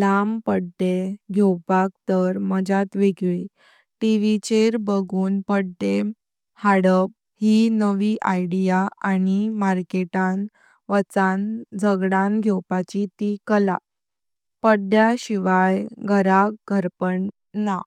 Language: Konkani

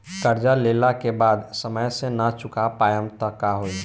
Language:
Bhojpuri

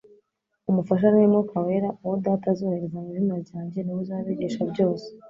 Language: Kinyarwanda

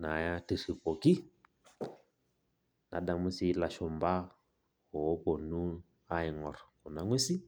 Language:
Masai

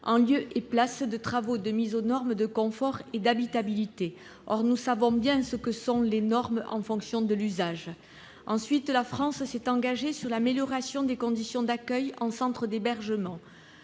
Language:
French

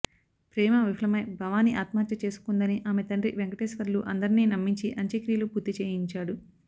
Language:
Telugu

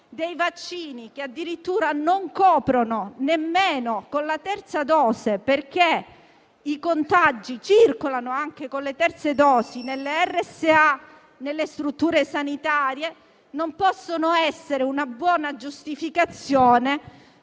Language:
Italian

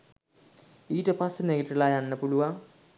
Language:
Sinhala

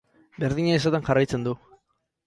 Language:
Basque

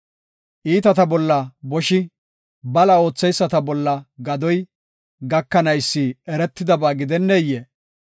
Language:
Gofa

